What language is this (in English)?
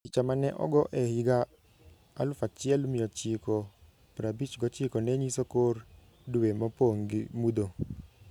Luo (Kenya and Tanzania)